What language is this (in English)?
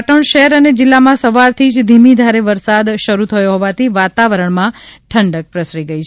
Gujarati